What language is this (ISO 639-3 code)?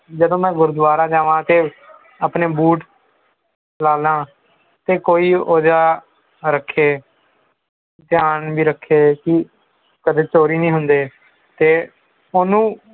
pan